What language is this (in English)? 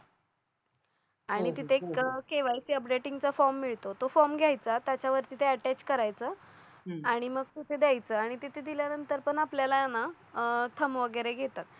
Marathi